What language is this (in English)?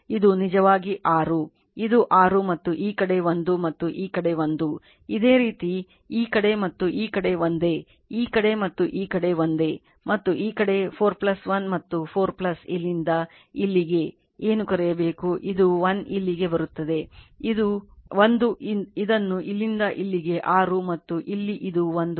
Kannada